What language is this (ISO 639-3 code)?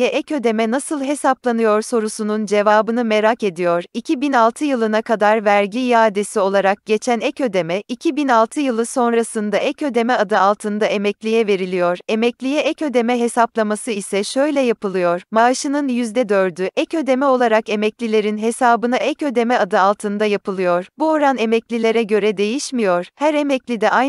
tur